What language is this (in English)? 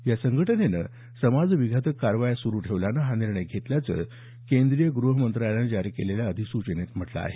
Marathi